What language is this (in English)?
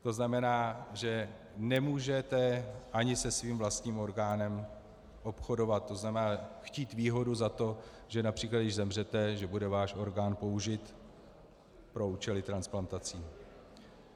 Czech